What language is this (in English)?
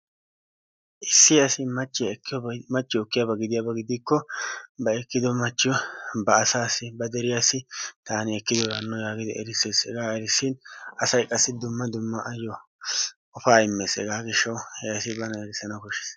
Wolaytta